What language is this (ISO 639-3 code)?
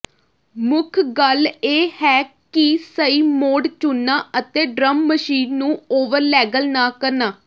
pan